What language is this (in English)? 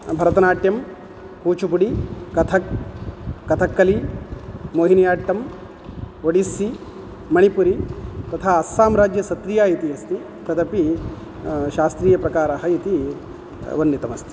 Sanskrit